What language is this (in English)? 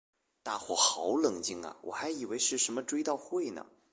Chinese